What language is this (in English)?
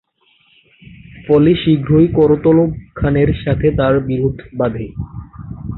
Bangla